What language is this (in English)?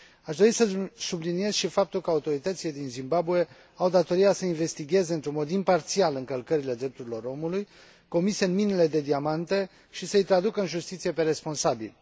Romanian